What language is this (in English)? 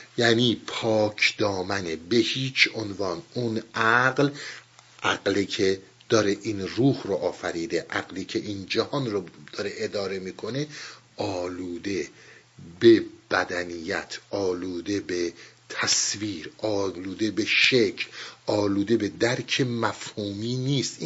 Persian